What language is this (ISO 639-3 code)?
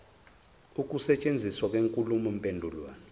zul